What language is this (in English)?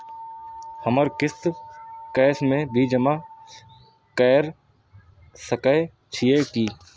Maithili